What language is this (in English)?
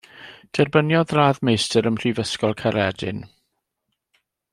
Welsh